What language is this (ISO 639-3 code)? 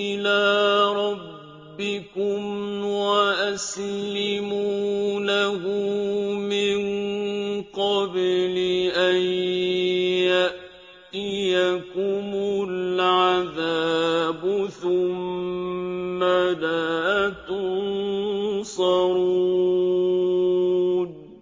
ara